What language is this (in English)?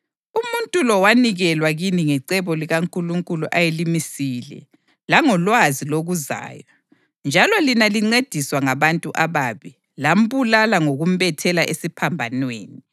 North Ndebele